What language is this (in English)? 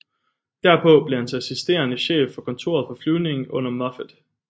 Danish